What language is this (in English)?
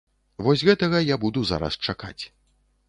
Belarusian